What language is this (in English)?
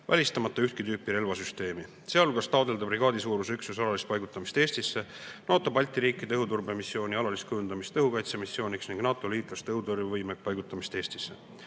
Estonian